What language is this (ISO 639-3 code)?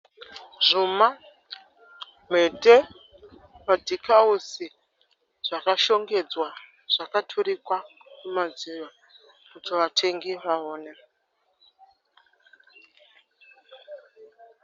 sna